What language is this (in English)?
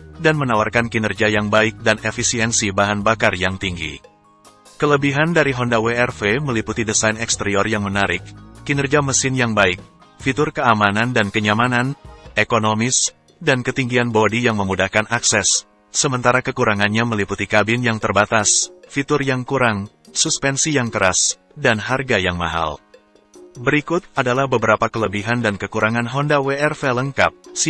Indonesian